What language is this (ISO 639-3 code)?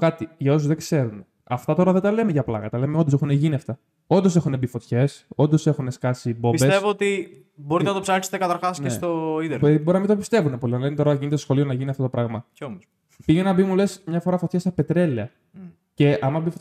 ell